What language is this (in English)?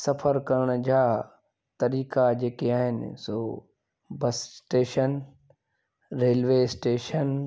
Sindhi